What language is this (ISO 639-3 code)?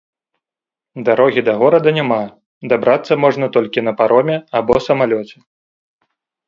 bel